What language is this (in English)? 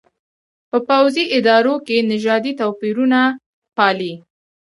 Pashto